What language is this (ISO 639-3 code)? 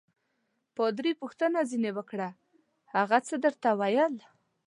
pus